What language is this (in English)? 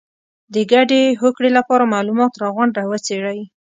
Pashto